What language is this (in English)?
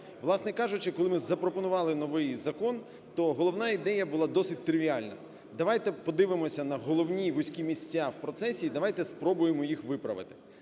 Ukrainian